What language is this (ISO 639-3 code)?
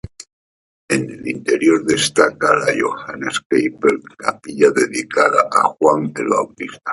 spa